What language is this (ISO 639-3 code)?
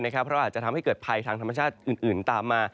tha